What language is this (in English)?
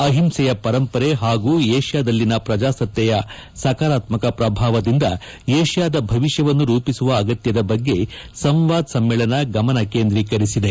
Kannada